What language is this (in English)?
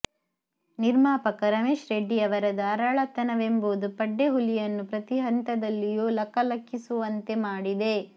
Kannada